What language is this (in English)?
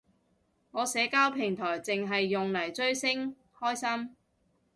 Cantonese